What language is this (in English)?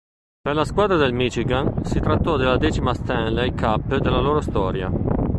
Italian